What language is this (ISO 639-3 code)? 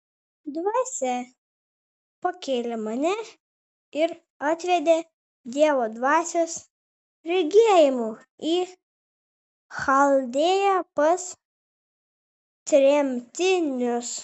lit